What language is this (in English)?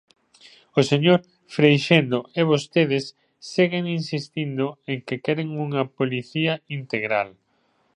Galician